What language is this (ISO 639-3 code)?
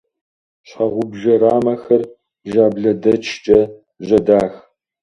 kbd